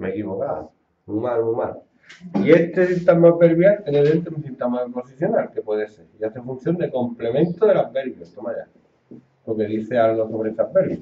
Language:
Spanish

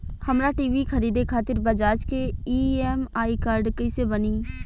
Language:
Bhojpuri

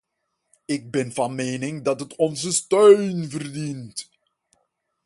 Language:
Dutch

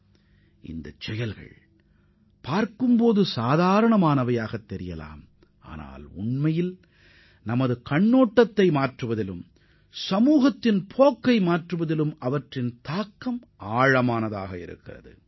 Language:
Tamil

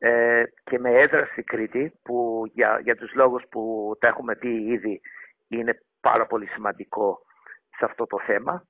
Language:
Greek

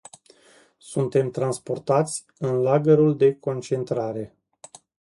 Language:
Romanian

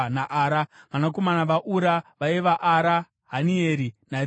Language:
Shona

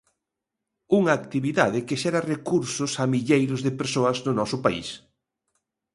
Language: Galician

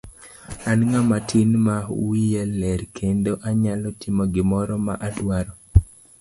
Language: Luo (Kenya and Tanzania)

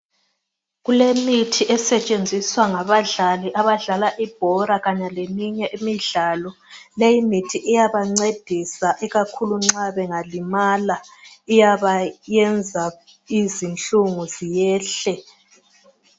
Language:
North Ndebele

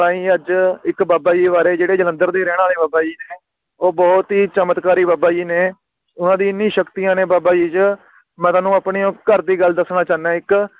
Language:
Punjabi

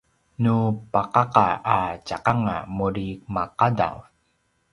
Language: Paiwan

